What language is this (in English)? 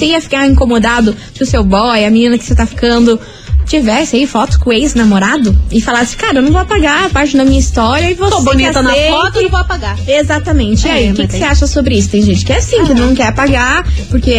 Portuguese